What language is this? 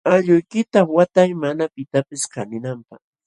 Jauja Wanca Quechua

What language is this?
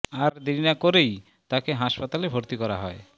Bangla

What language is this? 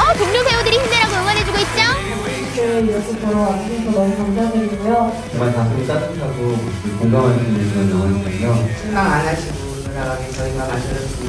Korean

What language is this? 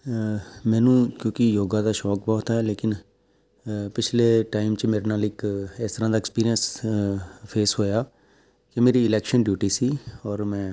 Punjabi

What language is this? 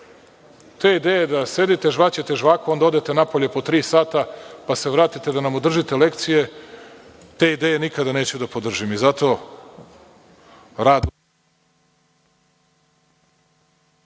Serbian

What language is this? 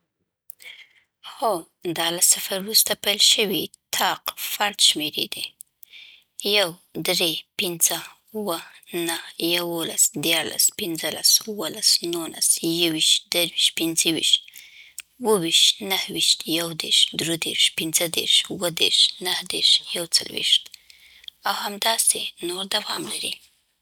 Southern Pashto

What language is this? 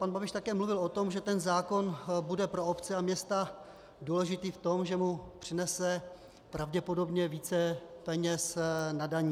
Czech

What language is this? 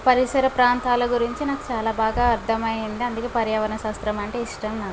Telugu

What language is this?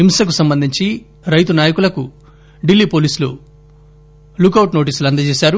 Telugu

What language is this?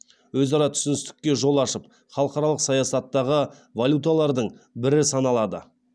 Kazakh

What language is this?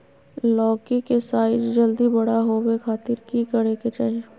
Magahi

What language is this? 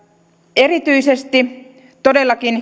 Finnish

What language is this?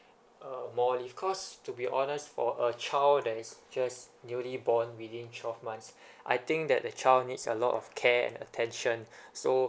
English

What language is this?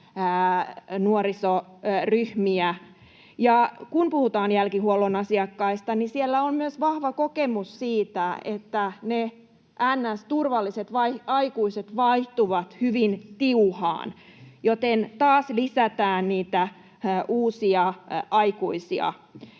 Finnish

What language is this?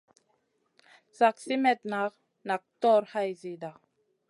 Masana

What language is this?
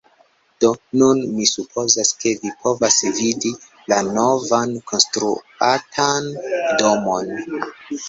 Esperanto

